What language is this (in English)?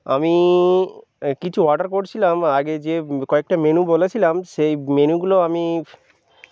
Bangla